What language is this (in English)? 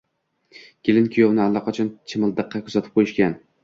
Uzbek